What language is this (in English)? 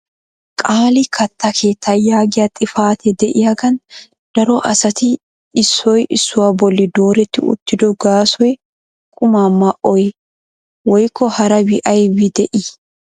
Wolaytta